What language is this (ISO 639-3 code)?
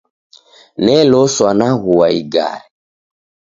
dav